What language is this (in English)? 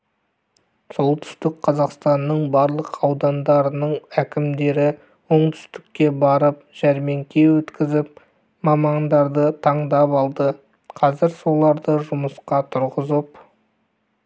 Kazakh